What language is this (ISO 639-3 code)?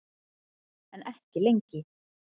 isl